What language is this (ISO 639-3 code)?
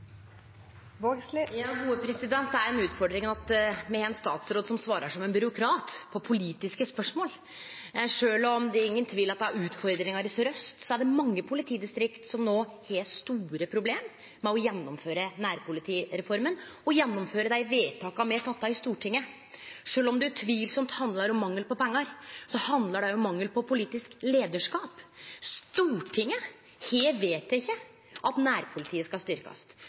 nor